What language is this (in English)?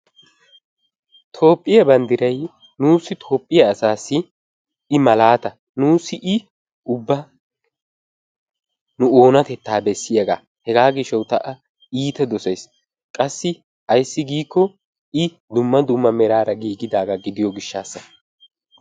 Wolaytta